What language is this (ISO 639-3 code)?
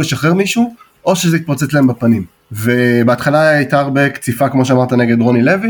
heb